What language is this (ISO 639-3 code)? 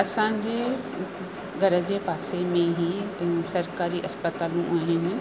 snd